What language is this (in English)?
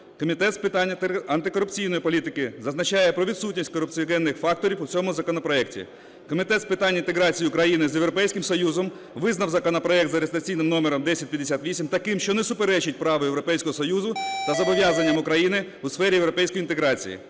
Ukrainian